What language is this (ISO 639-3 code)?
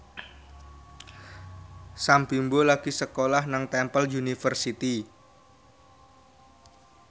jav